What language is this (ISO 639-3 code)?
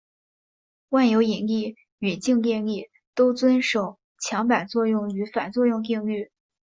zho